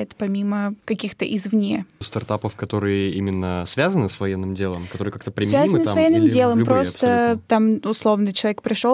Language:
Russian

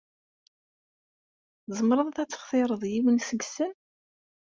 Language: Kabyle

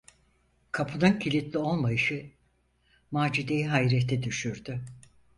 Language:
Turkish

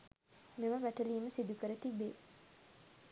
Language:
Sinhala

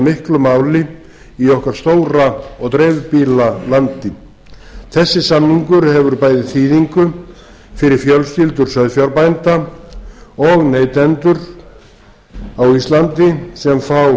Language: Icelandic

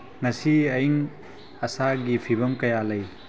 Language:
Manipuri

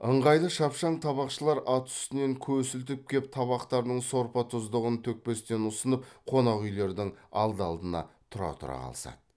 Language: Kazakh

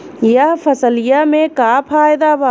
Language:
Bhojpuri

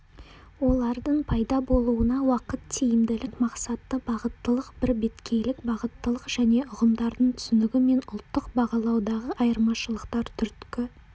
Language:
Kazakh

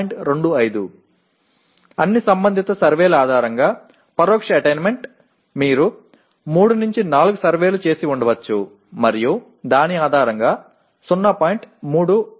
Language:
Tamil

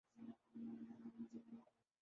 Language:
Urdu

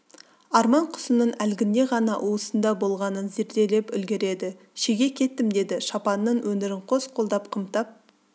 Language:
Kazakh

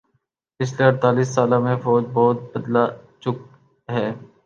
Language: Urdu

